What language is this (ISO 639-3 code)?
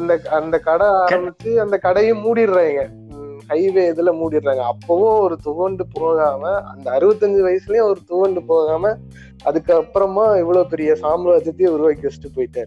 tam